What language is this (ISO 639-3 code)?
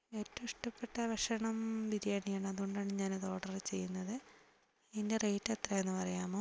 mal